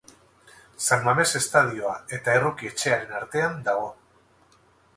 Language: Basque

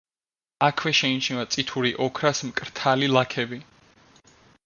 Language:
Georgian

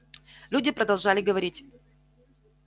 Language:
Russian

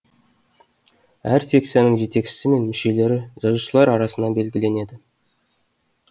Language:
Kazakh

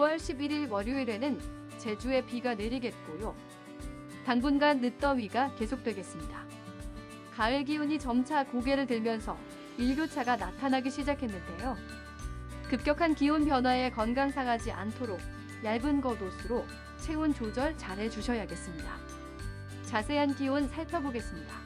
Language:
Korean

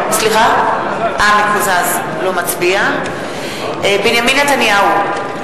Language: Hebrew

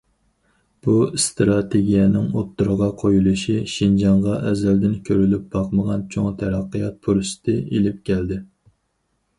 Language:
Uyghur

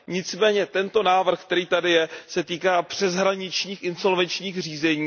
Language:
Czech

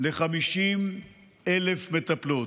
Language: Hebrew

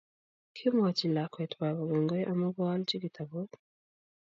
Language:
Kalenjin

